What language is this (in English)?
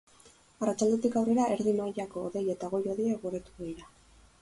Basque